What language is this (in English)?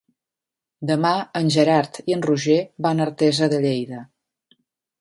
Catalan